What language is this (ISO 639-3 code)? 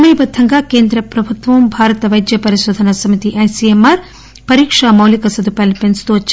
tel